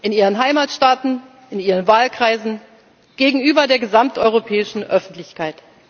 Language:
German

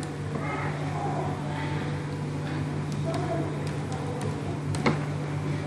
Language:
Vietnamese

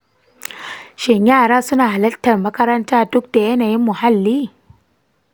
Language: Hausa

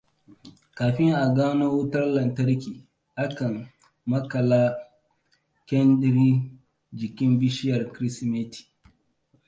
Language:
Hausa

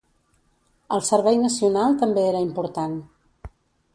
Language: Catalan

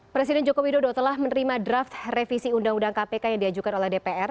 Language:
Indonesian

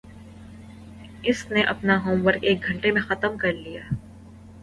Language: Urdu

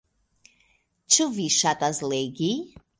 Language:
Esperanto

